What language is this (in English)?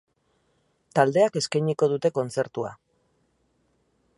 Basque